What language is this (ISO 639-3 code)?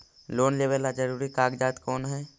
mag